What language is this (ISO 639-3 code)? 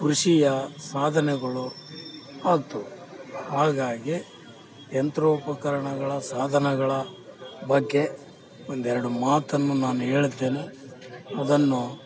kan